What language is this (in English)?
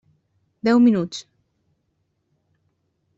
Catalan